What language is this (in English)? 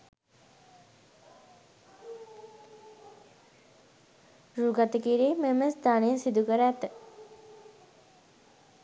Sinhala